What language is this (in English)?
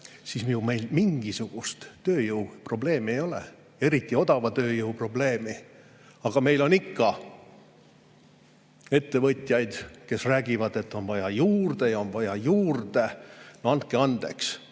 Estonian